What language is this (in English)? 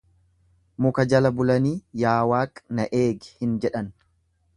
Oromo